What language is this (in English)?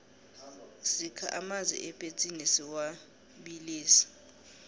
South Ndebele